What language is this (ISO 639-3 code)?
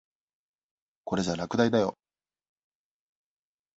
jpn